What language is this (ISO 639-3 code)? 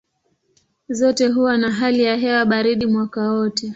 swa